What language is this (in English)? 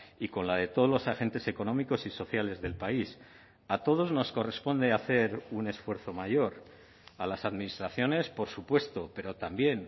Spanish